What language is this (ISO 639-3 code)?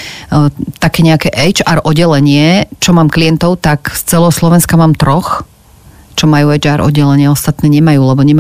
slk